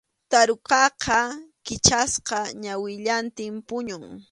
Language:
Arequipa-La Unión Quechua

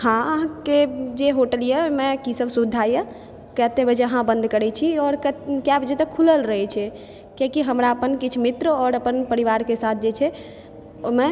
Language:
Maithili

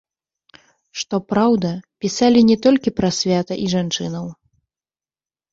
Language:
Belarusian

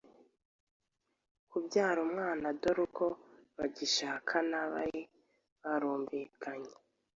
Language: Kinyarwanda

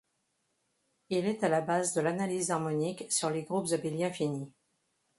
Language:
French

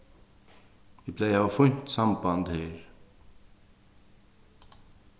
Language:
Faroese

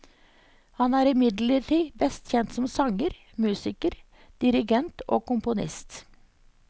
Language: Norwegian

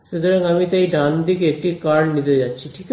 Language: Bangla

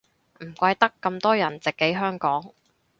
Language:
Cantonese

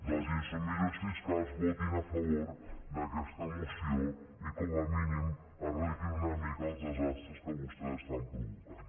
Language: Catalan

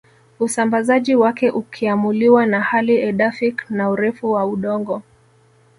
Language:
Swahili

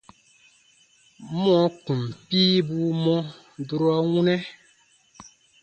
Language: Baatonum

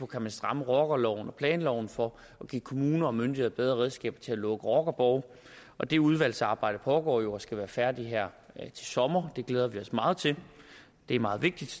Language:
Danish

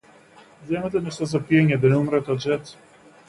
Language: Macedonian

